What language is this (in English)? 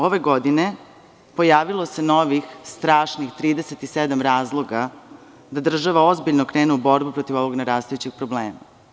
Serbian